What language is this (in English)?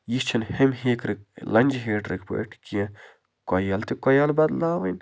Kashmiri